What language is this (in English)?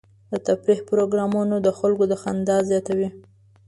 Pashto